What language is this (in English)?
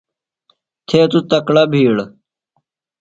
Phalura